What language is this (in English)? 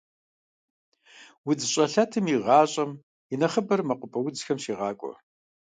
Kabardian